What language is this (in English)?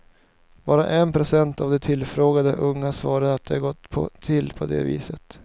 Swedish